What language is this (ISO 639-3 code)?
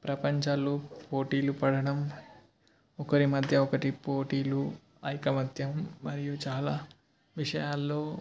tel